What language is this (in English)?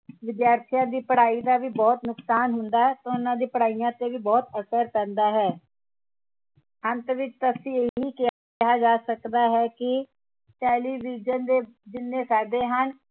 Punjabi